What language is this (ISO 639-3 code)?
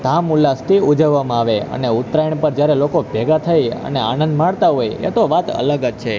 guj